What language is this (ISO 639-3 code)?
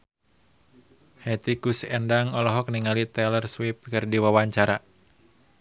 sun